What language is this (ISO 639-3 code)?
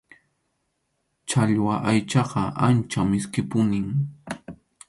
qxu